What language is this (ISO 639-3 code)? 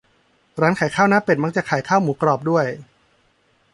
tha